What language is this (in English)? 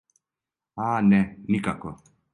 Serbian